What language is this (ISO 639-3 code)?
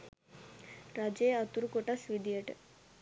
sin